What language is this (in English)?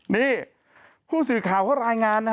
Thai